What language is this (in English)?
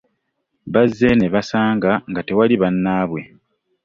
Ganda